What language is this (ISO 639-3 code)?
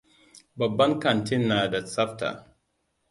hau